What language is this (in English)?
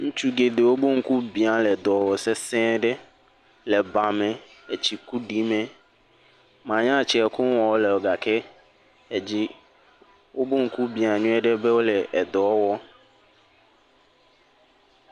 Ewe